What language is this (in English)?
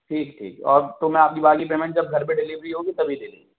Urdu